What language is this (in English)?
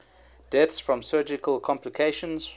English